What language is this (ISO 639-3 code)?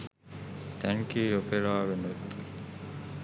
sin